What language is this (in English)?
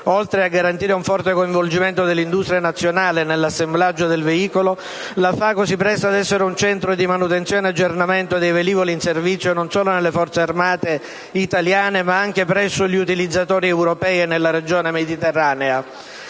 Italian